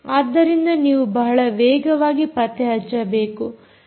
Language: Kannada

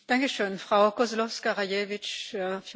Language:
Polish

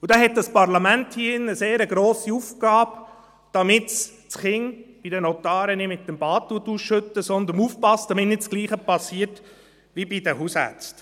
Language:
Swiss German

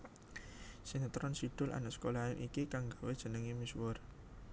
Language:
Javanese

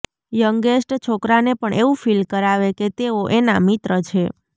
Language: Gujarati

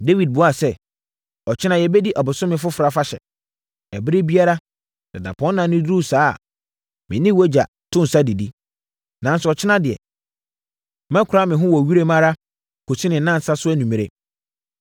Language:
Akan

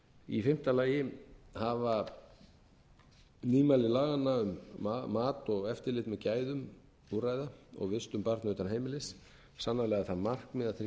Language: Icelandic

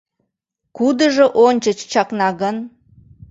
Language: Mari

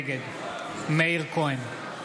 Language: Hebrew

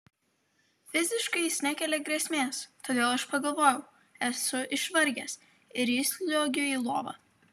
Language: Lithuanian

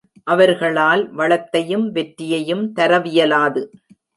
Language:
Tamil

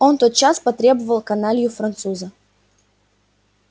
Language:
Russian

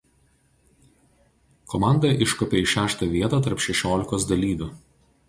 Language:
Lithuanian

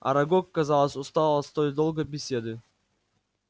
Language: Russian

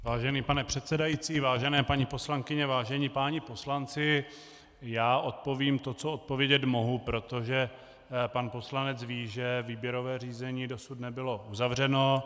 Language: Czech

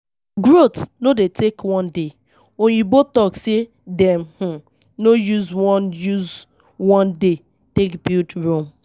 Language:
Nigerian Pidgin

